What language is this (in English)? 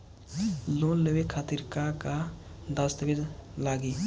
Bhojpuri